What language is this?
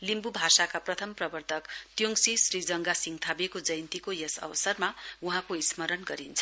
Nepali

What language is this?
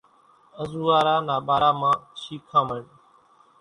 Kachi Koli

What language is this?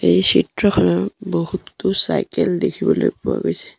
Assamese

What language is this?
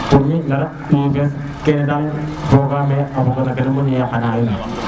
Serer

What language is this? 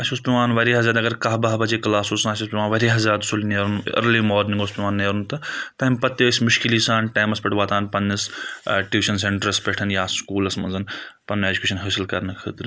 Kashmiri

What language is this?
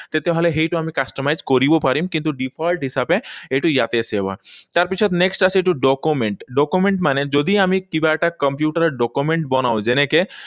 Assamese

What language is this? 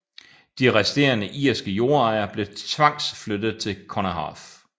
Danish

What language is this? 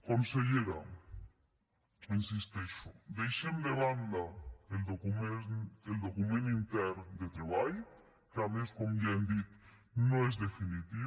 Catalan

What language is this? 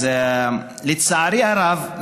Hebrew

